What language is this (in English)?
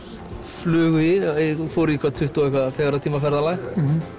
Icelandic